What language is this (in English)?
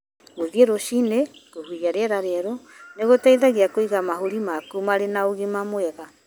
Kikuyu